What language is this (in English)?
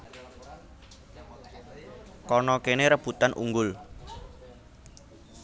Javanese